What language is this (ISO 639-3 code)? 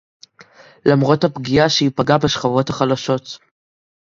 heb